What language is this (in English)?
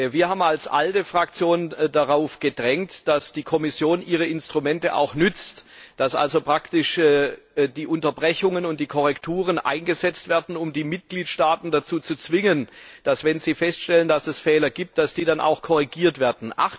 German